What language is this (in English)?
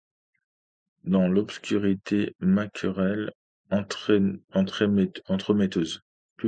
French